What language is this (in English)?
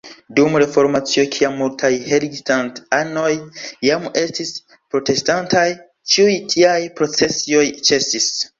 Esperanto